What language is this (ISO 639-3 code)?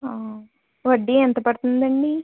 tel